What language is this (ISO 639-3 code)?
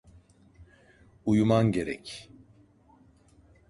tur